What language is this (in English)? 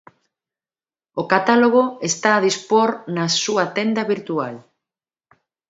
Galician